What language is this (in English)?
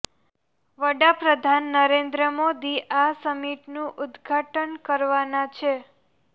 Gujarati